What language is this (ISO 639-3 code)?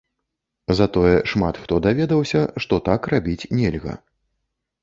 bel